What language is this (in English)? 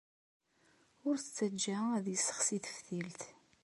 Kabyle